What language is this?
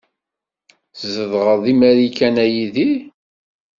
Kabyle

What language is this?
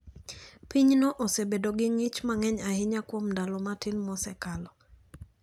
Luo (Kenya and Tanzania)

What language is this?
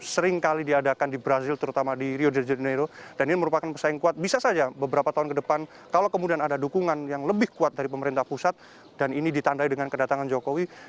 Indonesian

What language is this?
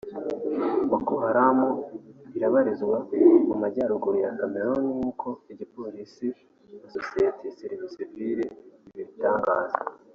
Kinyarwanda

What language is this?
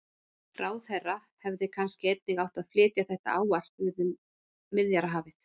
Icelandic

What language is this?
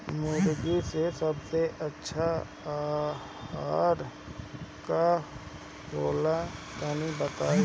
Bhojpuri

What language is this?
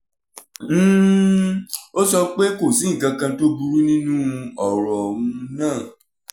Yoruba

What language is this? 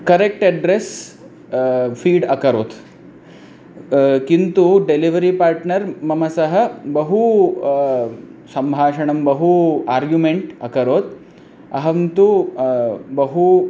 Sanskrit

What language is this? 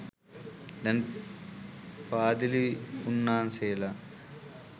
Sinhala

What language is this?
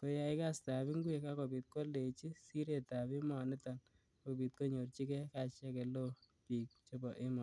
Kalenjin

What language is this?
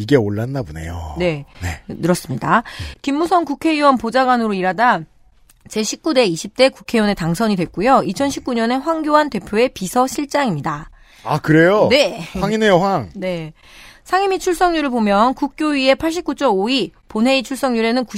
Korean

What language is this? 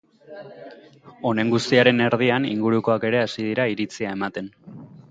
Basque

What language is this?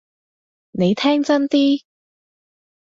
Cantonese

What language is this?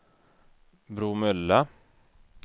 Swedish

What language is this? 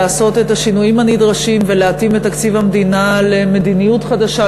Hebrew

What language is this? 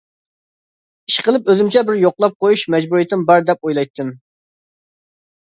Uyghur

